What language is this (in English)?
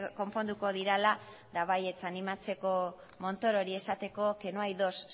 Basque